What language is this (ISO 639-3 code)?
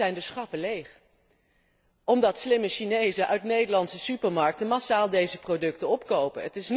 nld